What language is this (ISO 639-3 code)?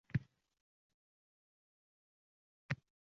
uzb